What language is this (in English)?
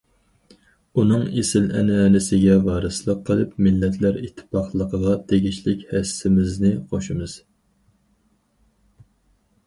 Uyghur